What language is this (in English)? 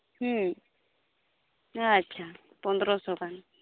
Santali